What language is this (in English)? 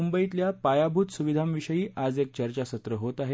Marathi